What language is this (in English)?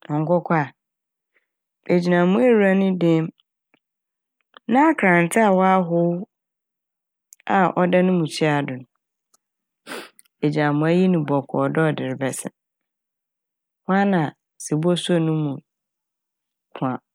Akan